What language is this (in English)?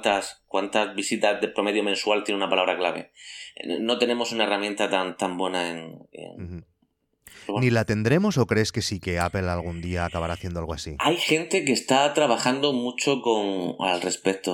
Spanish